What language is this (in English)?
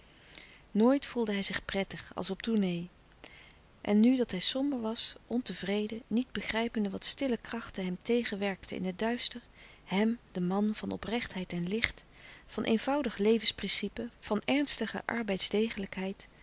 Dutch